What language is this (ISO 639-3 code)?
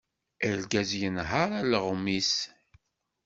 kab